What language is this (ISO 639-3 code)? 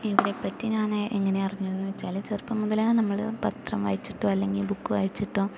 mal